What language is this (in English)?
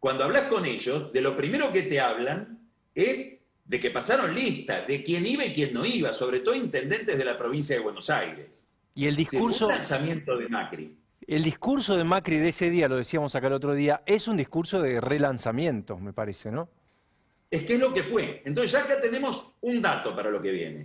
Spanish